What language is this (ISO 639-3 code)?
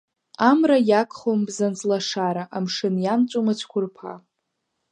abk